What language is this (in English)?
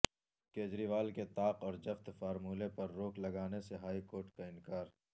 Urdu